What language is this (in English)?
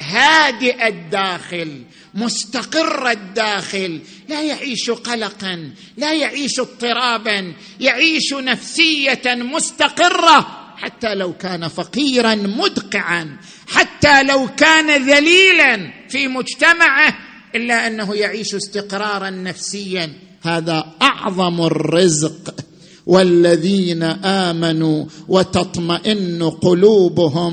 Arabic